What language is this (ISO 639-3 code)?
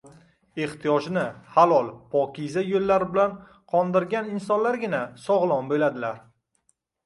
uzb